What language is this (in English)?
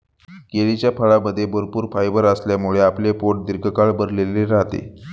Marathi